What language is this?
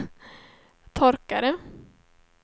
Swedish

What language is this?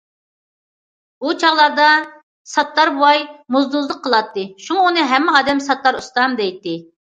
Uyghur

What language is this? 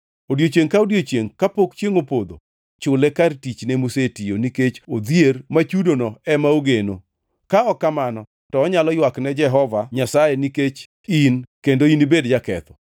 Luo (Kenya and Tanzania)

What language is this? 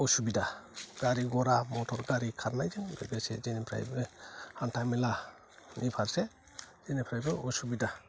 Bodo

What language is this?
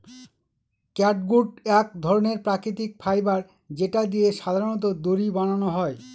Bangla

